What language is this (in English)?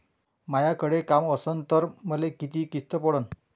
Marathi